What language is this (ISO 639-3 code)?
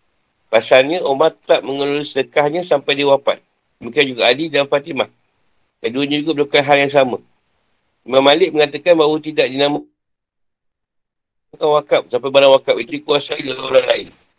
msa